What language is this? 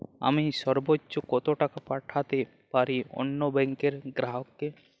Bangla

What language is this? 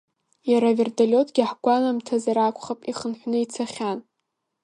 Abkhazian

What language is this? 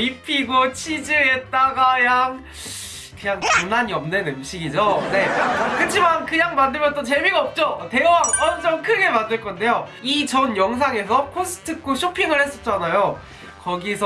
Korean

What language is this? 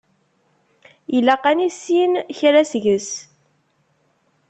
Kabyle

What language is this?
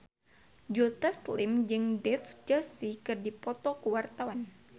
Sundanese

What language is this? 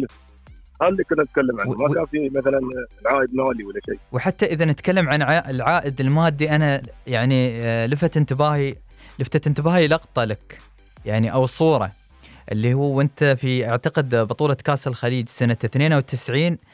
Arabic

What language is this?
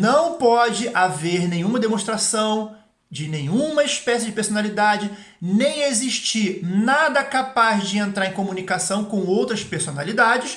Portuguese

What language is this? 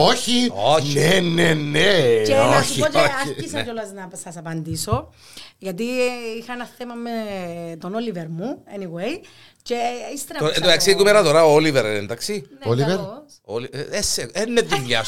Greek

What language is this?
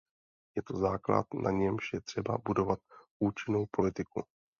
Czech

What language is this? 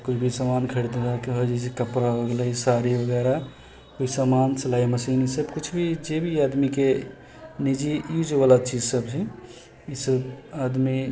Maithili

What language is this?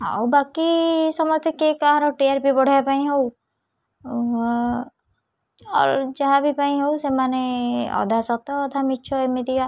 Odia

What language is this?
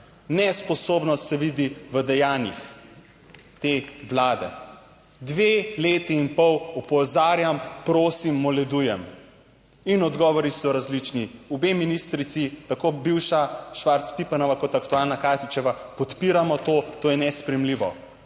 Slovenian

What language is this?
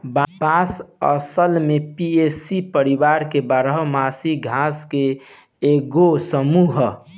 Bhojpuri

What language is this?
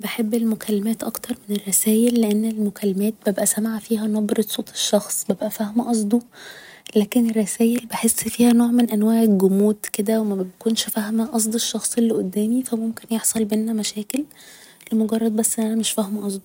Egyptian Arabic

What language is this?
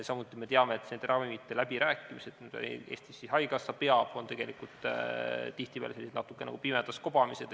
Estonian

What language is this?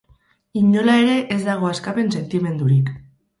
Basque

